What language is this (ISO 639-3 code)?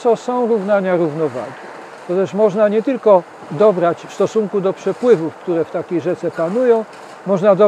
pol